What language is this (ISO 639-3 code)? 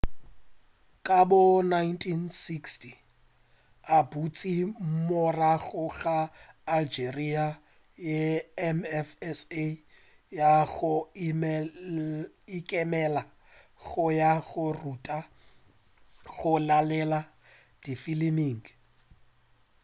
nso